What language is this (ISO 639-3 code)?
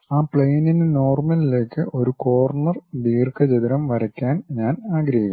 mal